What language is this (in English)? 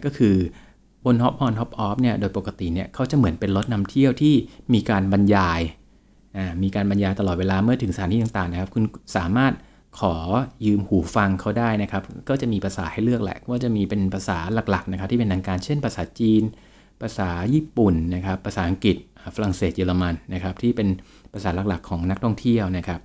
Thai